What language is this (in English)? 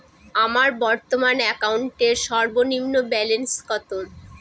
Bangla